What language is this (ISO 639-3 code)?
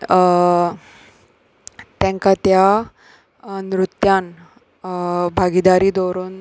kok